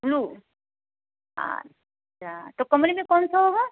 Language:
Hindi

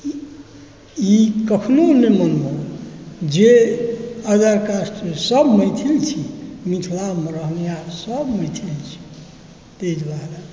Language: Maithili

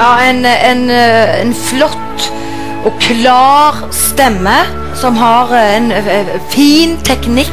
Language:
Norwegian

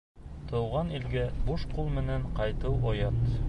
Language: Bashkir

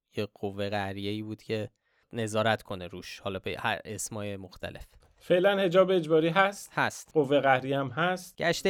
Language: Persian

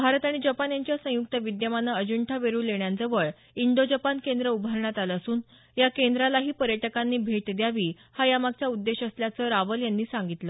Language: Marathi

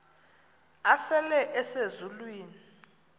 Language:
Xhosa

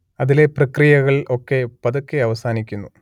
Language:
Malayalam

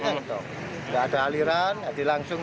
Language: Indonesian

